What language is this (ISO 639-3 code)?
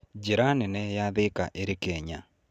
kik